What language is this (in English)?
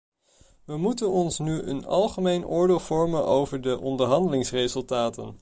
Dutch